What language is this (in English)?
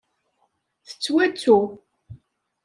Kabyle